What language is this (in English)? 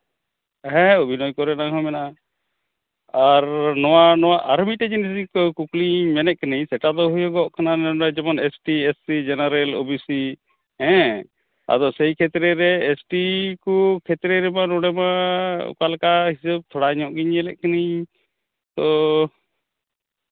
Santali